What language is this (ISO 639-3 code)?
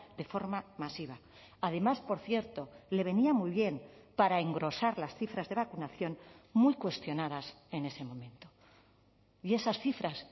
spa